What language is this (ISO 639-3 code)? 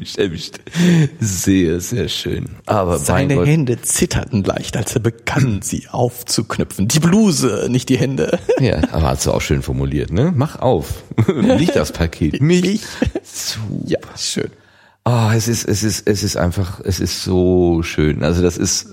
deu